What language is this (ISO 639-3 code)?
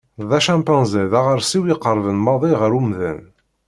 kab